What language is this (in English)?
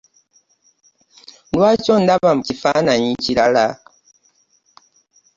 Ganda